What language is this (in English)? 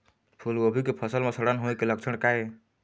Chhattisgarhi